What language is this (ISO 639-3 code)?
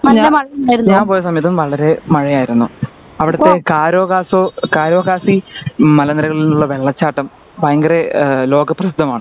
mal